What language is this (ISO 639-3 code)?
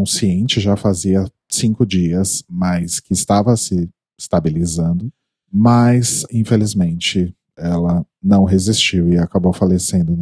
por